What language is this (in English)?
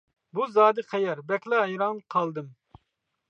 Uyghur